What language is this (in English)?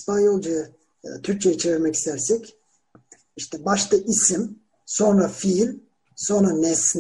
Turkish